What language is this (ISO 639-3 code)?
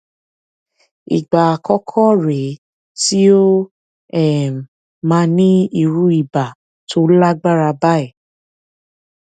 yor